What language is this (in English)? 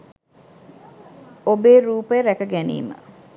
Sinhala